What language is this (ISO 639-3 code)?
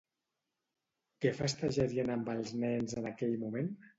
cat